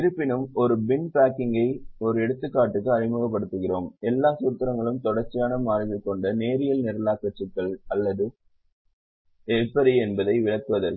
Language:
Tamil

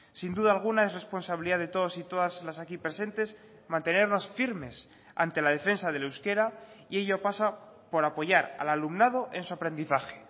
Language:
Spanish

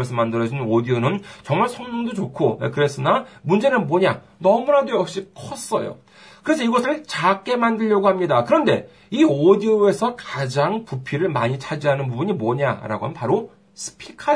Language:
Korean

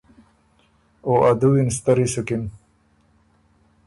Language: Ormuri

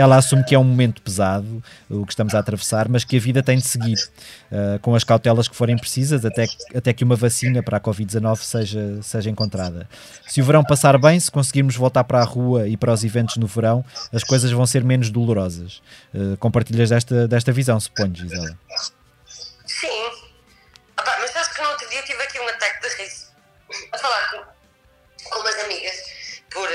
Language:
Portuguese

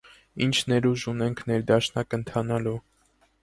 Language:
Armenian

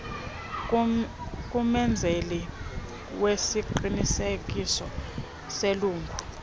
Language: Xhosa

